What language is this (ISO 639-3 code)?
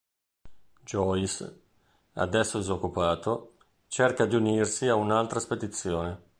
ita